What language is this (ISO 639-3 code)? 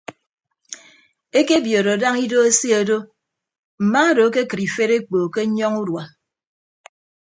ibb